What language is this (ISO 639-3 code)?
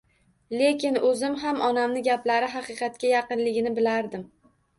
uzb